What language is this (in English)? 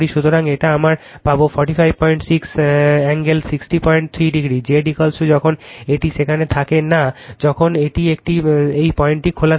Bangla